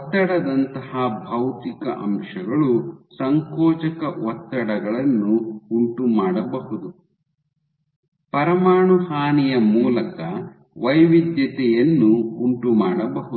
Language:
Kannada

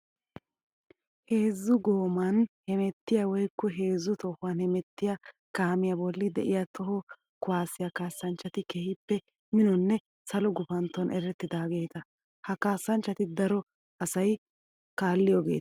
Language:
Wolaytta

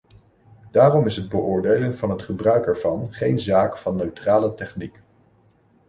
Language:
Dutch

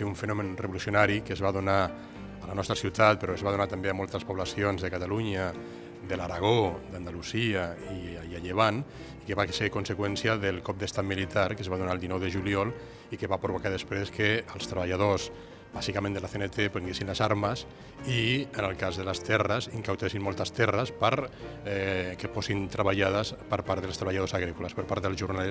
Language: Catalan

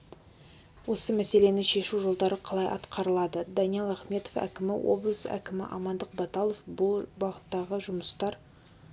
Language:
Kazakh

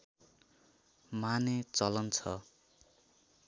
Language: Nepali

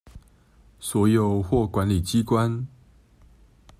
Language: Chinese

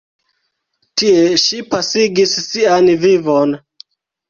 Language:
Esperanto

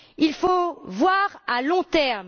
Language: French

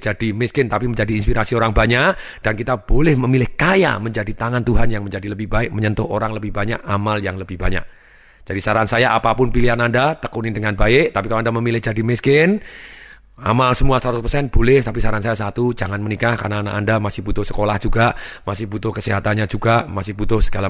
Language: Indonesian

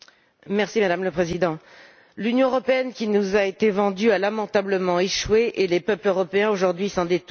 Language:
French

